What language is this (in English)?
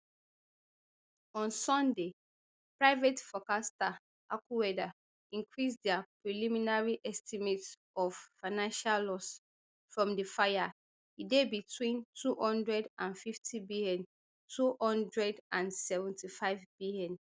Nigerian Pidgin